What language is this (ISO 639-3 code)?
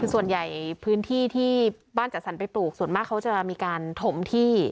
tha